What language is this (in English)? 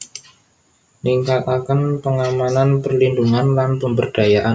Javanese